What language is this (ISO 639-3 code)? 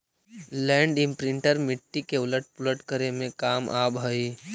mag